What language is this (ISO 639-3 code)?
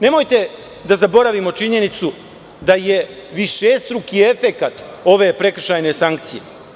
srp